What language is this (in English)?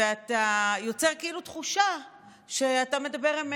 Hebrew